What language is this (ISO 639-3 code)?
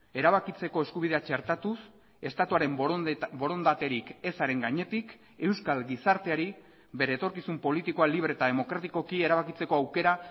eus